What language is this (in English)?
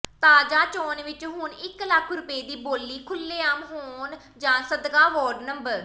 Punjabi